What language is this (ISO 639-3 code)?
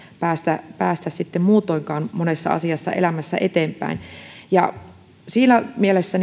fin